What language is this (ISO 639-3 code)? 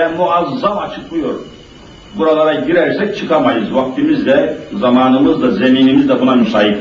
tur